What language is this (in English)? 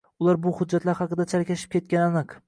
Uzbek